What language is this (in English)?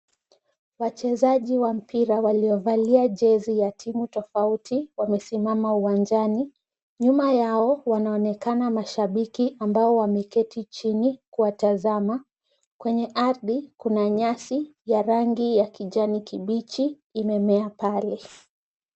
Swahili